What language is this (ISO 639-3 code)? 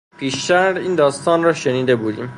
fas